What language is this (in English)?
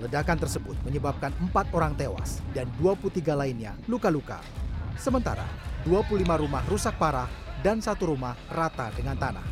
Indonesian